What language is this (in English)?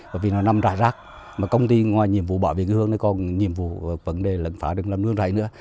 Vietnamese